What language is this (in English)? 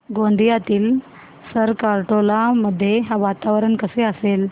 Marathi